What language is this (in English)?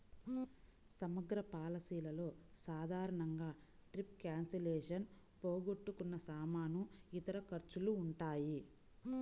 Telugu